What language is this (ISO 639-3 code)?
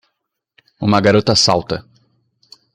por